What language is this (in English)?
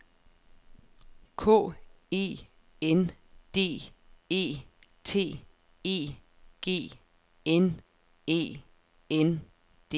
Danish